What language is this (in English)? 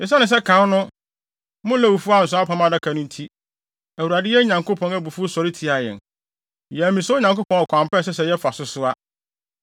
Akan